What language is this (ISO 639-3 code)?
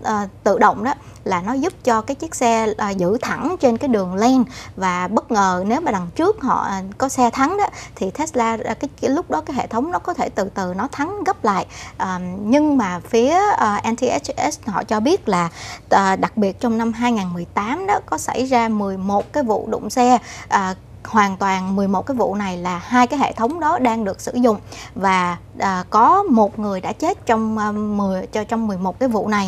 vie